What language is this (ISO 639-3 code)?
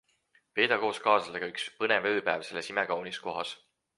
est